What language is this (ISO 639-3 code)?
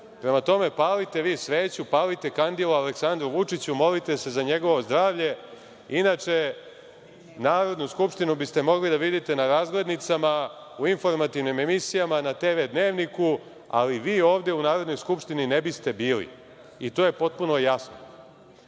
srp